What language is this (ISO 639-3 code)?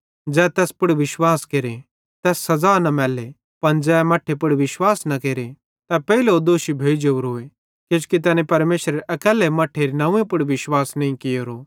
bhd